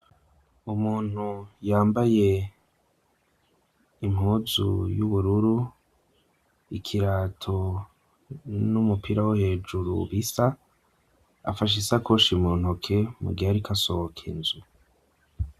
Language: Rundi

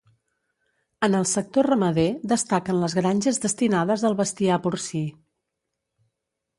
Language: Catalan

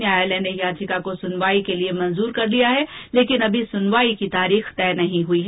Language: Hindi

